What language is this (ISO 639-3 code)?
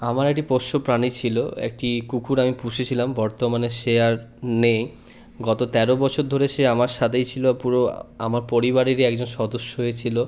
ben